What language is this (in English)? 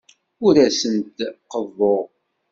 Kabyle